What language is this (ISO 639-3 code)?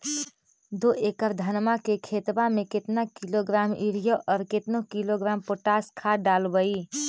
mag